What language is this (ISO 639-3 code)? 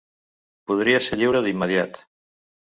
cat